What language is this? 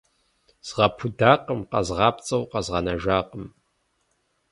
Kabardian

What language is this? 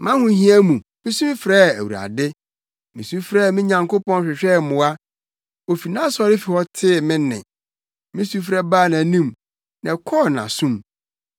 Akan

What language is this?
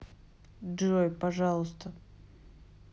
Russian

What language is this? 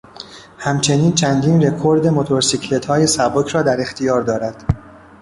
Persian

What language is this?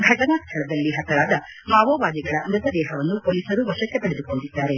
Kannada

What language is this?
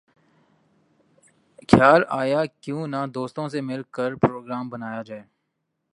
Urdu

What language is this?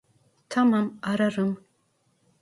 Turkish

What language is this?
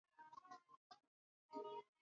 Swahili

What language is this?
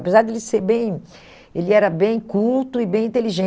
Portuguese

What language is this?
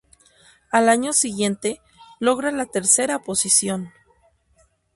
Spanish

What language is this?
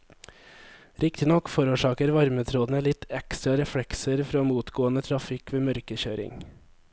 Norwegian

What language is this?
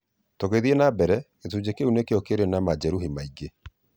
Kikuyu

